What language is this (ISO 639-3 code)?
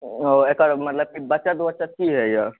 mai